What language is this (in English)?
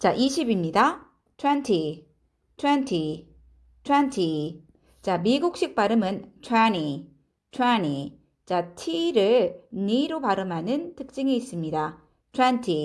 Korean